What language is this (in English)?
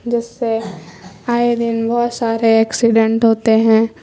Urdu